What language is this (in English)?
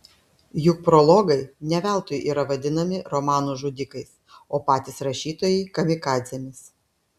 Lithuanian